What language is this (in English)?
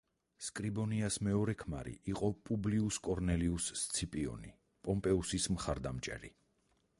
Georgian